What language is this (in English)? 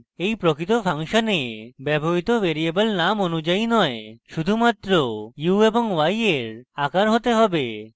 Bangla